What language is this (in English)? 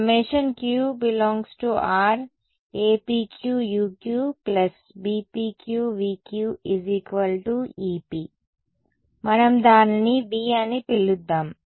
Telugu